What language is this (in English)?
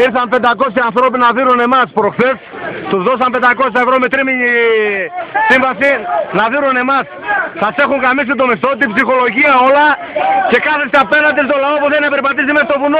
Greek